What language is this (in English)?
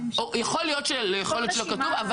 Hebrew